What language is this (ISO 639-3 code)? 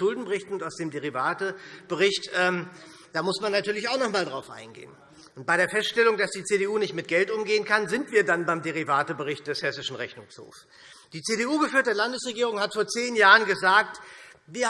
deu